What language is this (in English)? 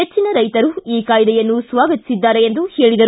Kannada